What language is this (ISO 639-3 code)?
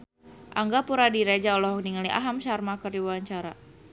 sun